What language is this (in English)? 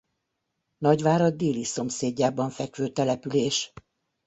Hungarian